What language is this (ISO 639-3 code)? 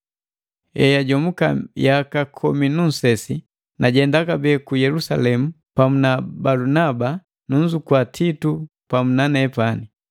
mgv